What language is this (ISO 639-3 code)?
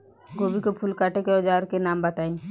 bho